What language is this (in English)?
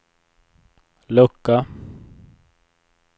Swedish